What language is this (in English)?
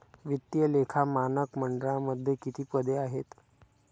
Marathi